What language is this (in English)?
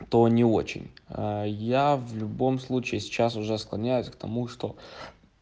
Russian